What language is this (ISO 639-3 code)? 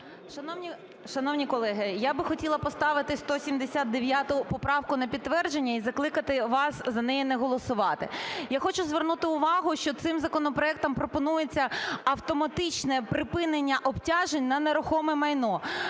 ukr